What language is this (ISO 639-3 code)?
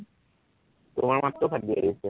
asm